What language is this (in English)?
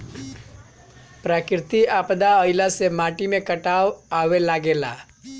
Bhojpuri